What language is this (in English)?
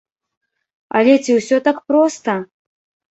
Belarusian